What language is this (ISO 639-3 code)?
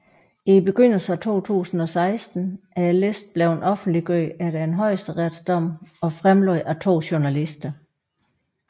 dan